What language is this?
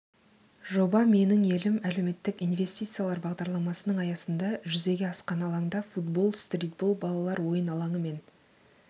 Kazakh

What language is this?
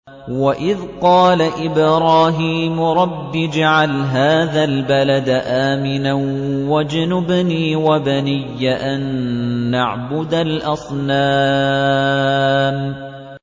Arabic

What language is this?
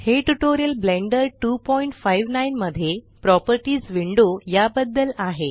Marathi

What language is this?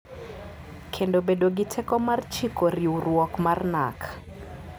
Luo (Kenya and Tanzania)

